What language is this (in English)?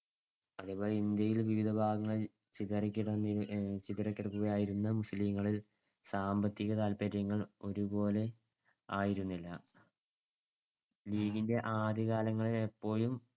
Malayalam